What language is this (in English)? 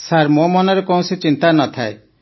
Odia